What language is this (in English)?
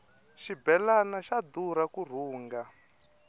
Tsonga